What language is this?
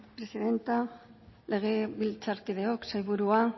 Basque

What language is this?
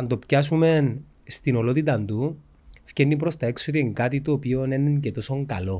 Greek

